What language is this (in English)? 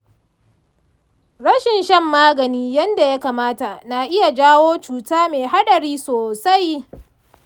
Hausa